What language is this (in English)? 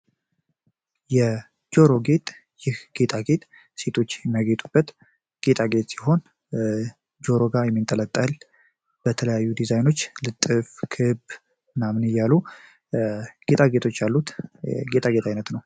Amharic